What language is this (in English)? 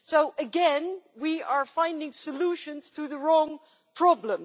English